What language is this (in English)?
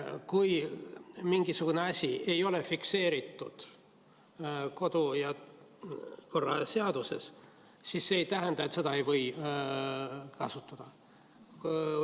Estonian